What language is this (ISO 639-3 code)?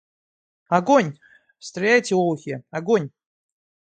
rus